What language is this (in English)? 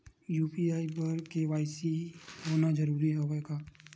Chhattisgarhi